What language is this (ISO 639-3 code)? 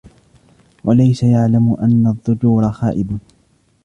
ara